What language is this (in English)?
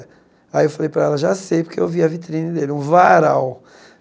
Portuguese